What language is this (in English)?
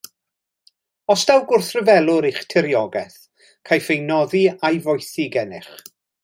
Welsh